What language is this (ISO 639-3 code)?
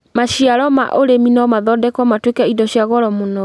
kik